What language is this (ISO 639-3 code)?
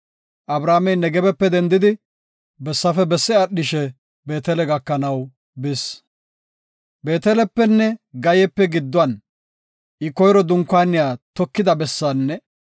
gof